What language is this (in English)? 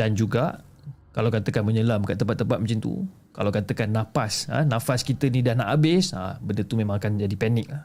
Malay